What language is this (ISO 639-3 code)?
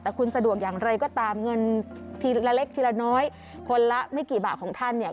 tha